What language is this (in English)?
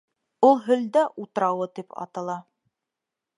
Bashkir